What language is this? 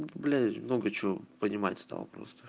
Russian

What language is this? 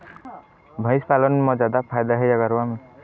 Chhattisgarhi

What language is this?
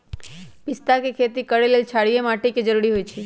Magahi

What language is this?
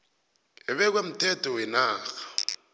South Ndebele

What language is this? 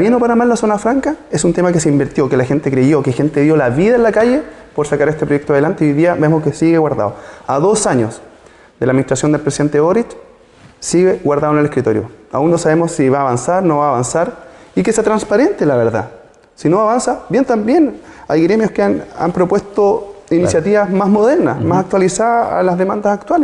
Spanish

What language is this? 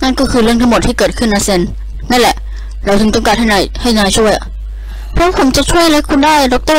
Thai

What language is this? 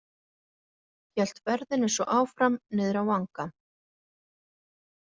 Icelandic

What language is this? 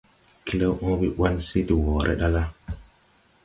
Tupuri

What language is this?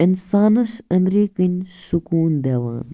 Kashmiri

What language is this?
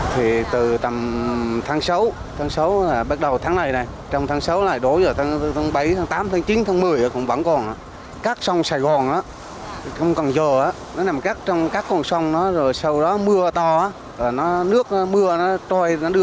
Vietnamese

